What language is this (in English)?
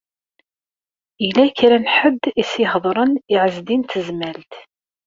Kabyle